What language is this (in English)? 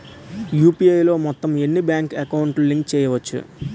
Telugu